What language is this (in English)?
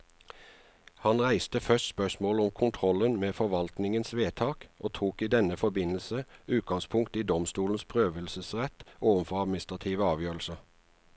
Norwegian